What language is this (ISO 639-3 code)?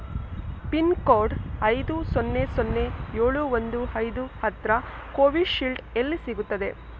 kan